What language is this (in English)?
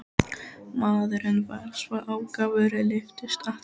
Icelandic